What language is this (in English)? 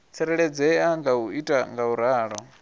Venda